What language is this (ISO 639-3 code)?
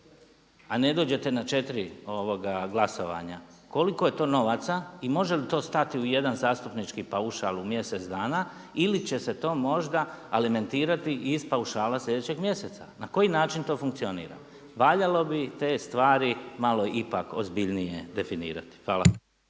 hrv